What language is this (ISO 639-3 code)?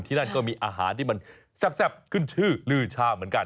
tha